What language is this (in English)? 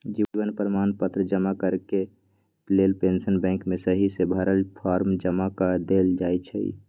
Magahi